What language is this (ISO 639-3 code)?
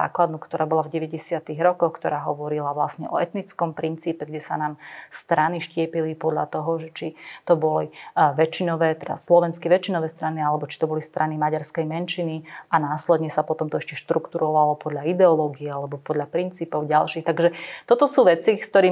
slk